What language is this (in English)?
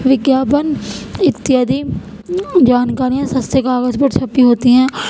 Urdu